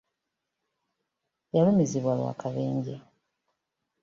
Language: Ganda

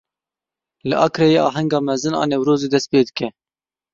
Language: Kurdish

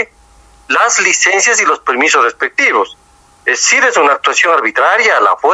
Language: Spanish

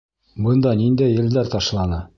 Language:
Bashkir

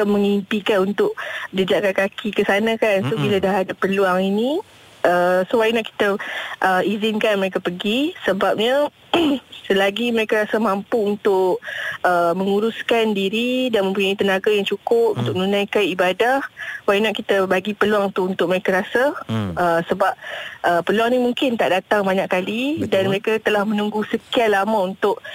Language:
Malay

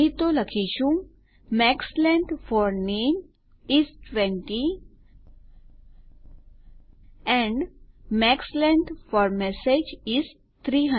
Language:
Gujarati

